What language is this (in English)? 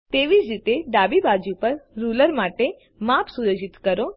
Gujarati